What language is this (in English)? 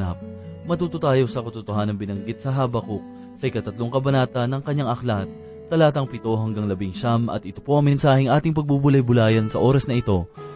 Filipino